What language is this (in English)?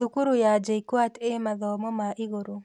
Kikuyu